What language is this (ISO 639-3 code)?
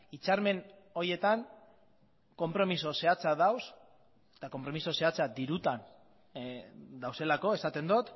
eus